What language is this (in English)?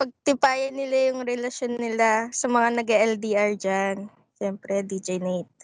Filipino